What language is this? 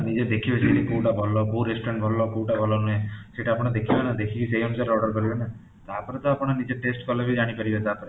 Odia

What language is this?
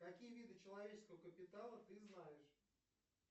Russian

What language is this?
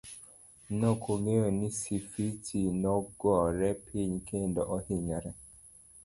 Luo (Kenya and Tanzania)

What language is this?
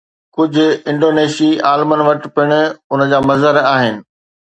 Sindhi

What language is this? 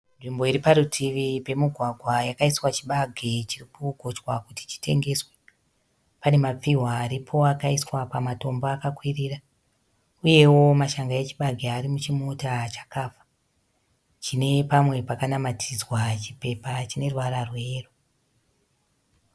Shona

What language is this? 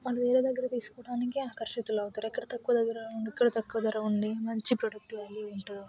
Telugu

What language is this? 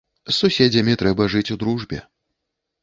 Belarusian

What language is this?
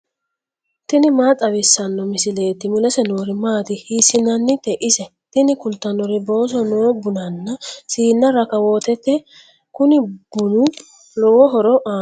Sidamo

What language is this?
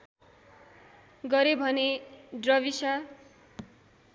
Nepali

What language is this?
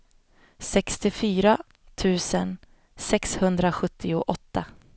Swedish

